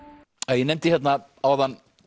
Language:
Icelandic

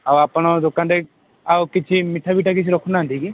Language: Odia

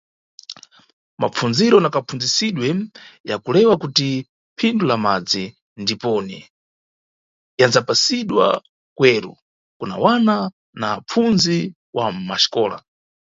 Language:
Nyungwe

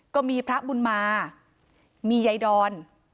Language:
Thai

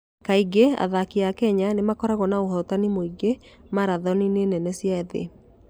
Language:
Kikuyu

